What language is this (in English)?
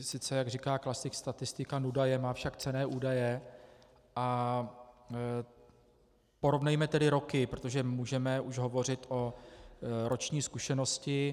Czech